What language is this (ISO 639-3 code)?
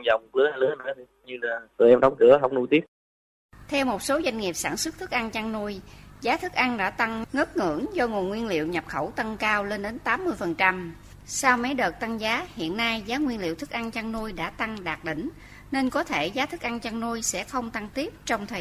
vie